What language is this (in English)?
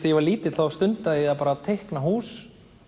Icelandic